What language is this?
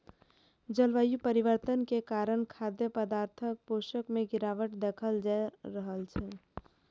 Maithili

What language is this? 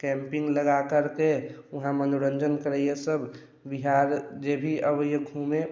Maithili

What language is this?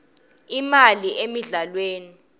Swati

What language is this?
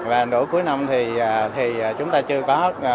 Vietnamese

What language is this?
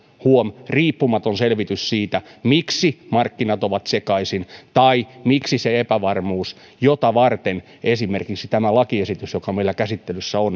Finnish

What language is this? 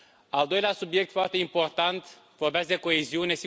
Romanian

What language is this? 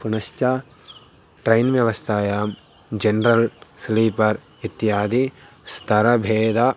Sanskrit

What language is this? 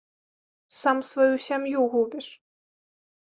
Belarusian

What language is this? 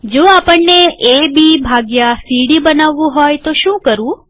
Gujarati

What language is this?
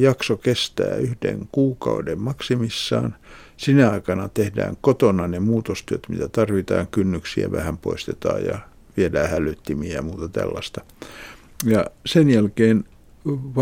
Finnish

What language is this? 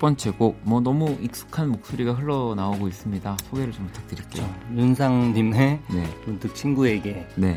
Korean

